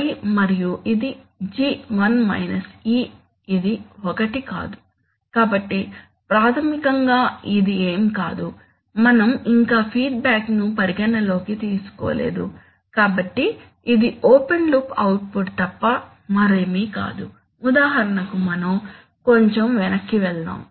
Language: Telugu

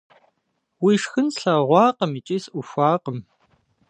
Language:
Kabardian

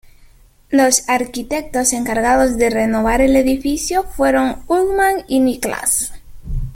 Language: Spanish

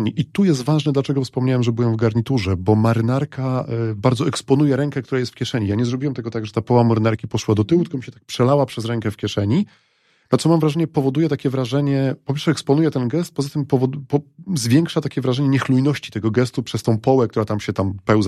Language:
Polish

